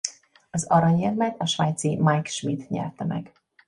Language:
Hungarian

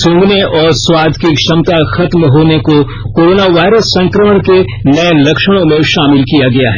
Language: Hindi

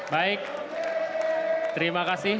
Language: Indonesian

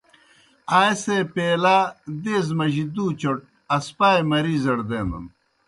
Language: Kohistani Shina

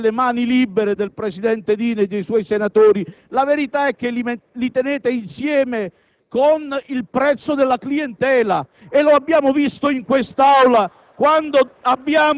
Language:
Italian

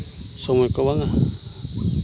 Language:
Santali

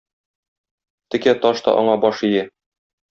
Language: Tatar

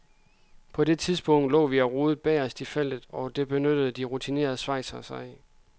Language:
Danish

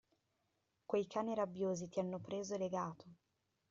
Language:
Italian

